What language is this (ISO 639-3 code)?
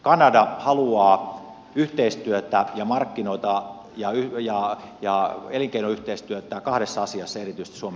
fin